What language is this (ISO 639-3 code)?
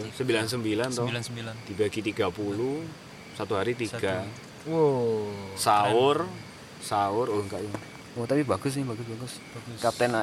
ind